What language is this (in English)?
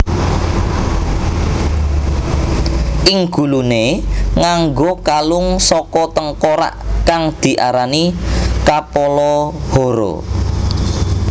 Javanese